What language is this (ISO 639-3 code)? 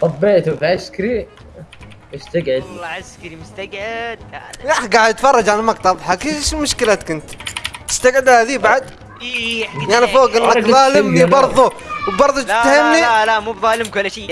ara